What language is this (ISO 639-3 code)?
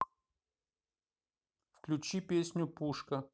rus